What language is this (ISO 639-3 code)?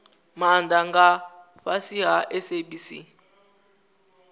ven